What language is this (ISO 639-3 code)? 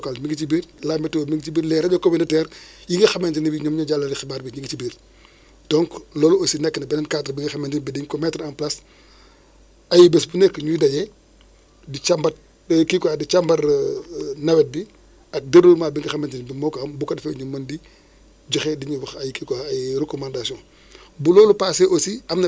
wol